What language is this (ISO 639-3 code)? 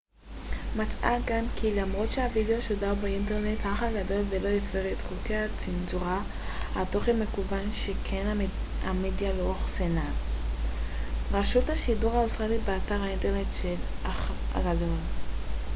heb